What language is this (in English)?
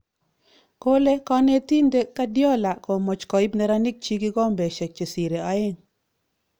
Kalenjin